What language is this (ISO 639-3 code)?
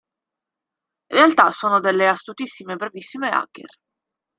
ita